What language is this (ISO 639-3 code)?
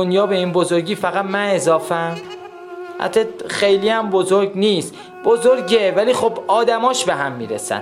fas